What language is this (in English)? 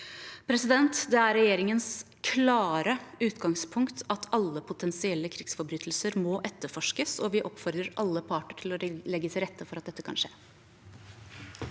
Norwegian